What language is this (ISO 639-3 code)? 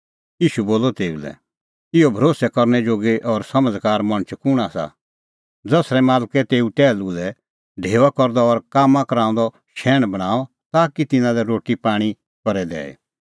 kfx